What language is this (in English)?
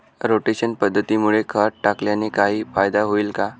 Marathi